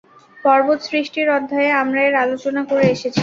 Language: Bangla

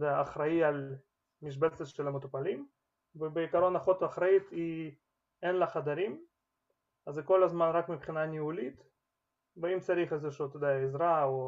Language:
Hebrew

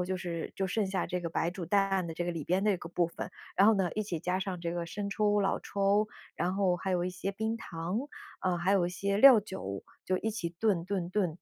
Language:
Chinese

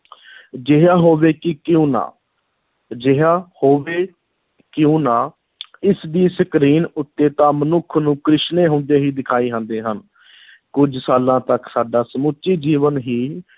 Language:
Punjabi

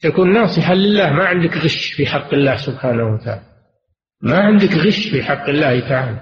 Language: Arabic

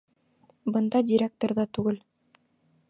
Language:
Bashkir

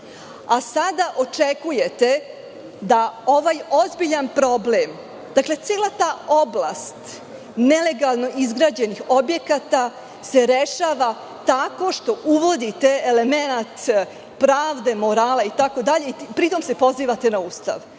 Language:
Serbian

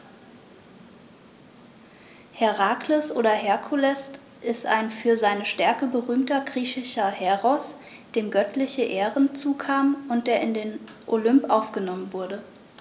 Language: German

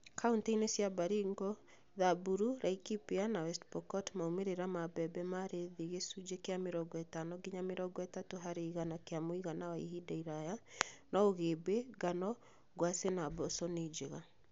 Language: Kikuyu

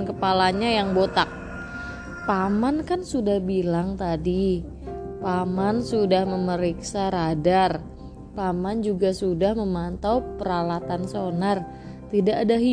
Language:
Indonesian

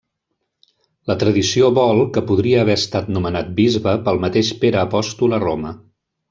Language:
Catalan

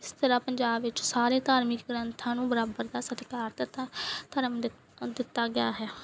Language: Punjabi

